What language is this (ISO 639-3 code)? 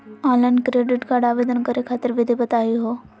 mag